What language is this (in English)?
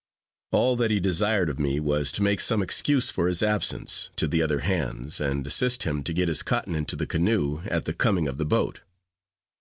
English